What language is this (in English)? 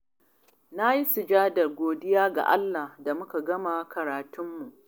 Hausa